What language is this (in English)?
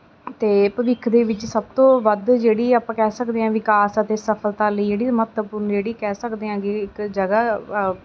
Punjabi